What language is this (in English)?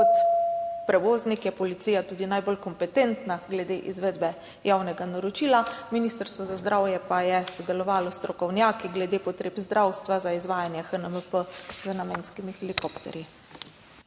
Slovenian